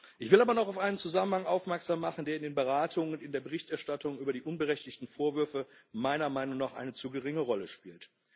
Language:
German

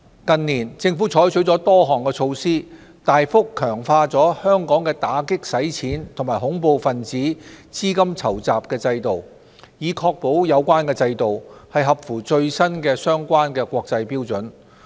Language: Cantonese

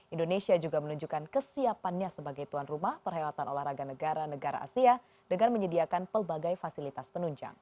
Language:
Indonesian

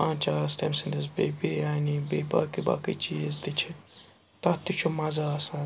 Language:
Kashmiri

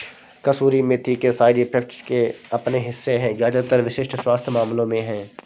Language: Hindi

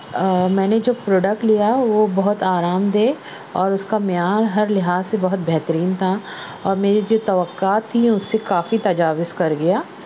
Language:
Urdu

